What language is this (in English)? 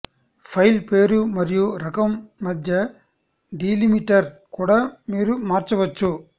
Telugu